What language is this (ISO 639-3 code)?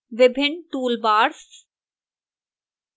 hin